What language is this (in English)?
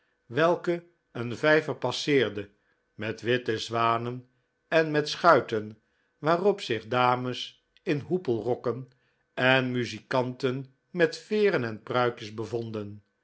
Dutch